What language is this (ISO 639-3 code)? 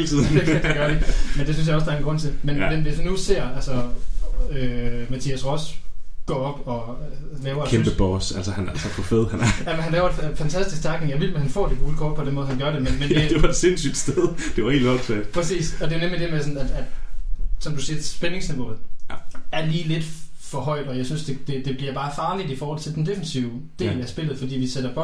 dan